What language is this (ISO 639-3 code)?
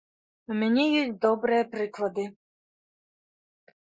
bel